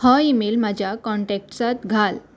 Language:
Konkani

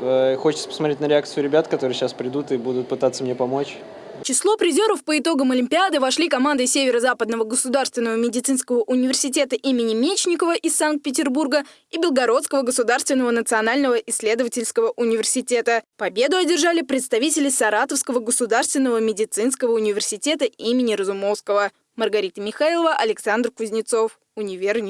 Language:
Russian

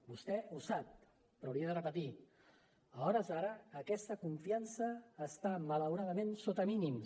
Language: Catalan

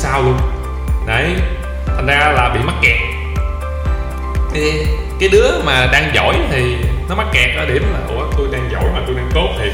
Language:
Vietnamese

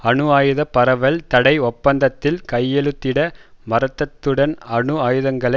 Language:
Tamil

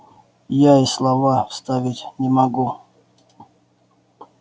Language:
Russian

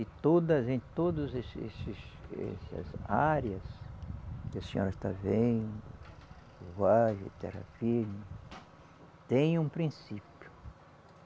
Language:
Portuguese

